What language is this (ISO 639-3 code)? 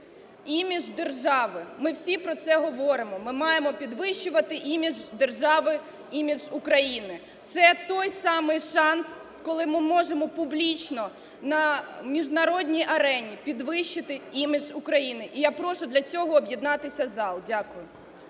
ukr